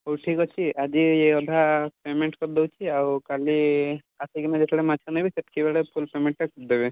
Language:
Odia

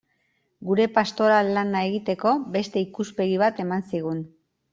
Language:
Basque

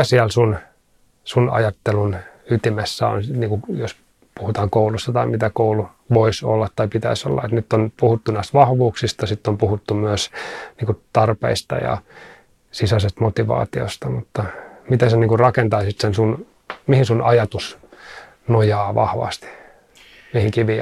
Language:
Finnish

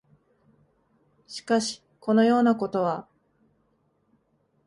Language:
Japanese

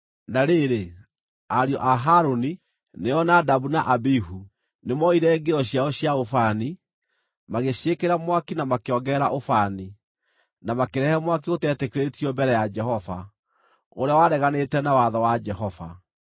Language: Kikuyu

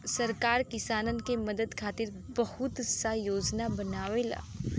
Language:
Bhojpuri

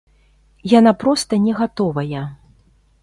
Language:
Belarusian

